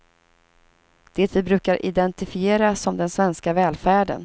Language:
Swedish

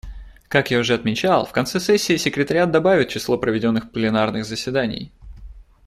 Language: Russian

